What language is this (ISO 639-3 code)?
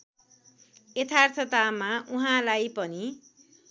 nep